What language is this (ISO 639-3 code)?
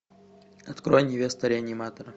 rus